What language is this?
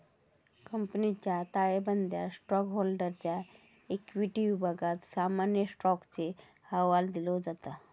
Marathi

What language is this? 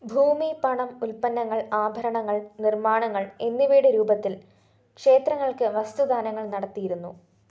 Malayalam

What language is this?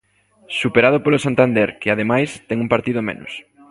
Galician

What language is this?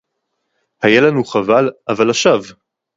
Hebrew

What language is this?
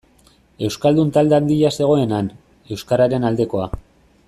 Basque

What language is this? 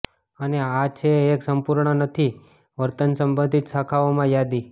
Gujarati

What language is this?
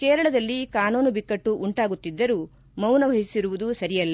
Kannada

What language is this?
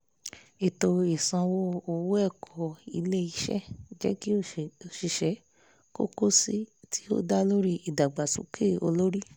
Yoruba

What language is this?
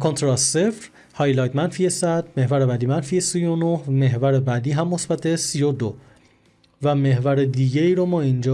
Persian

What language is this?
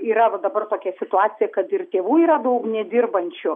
Lithuanian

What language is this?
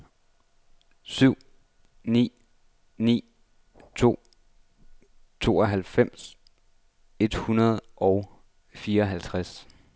Danish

